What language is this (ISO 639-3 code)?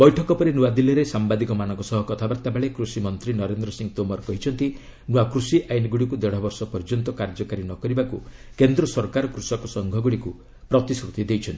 ori